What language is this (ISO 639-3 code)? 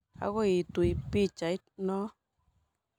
kln